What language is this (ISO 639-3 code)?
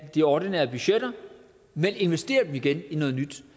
dan